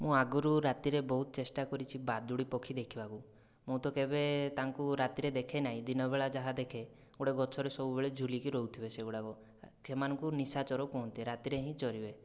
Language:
Odia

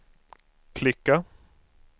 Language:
Swedish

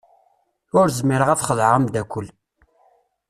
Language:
Kabyle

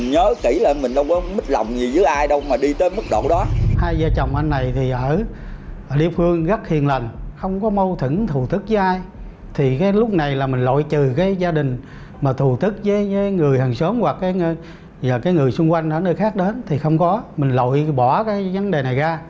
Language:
Vietnamese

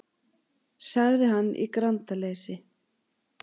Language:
Icelandic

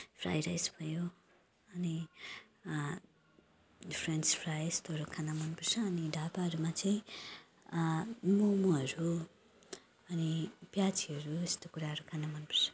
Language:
Nepali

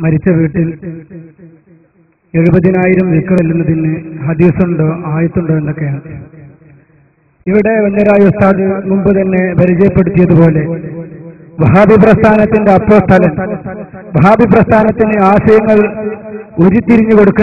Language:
Arabic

